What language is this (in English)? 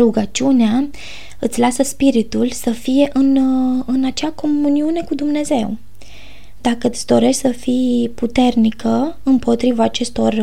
Romanian